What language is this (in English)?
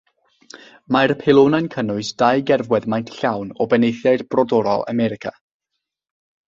Welsh